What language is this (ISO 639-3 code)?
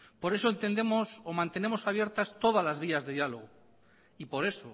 spa